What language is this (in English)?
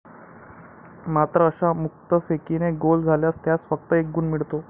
Marathi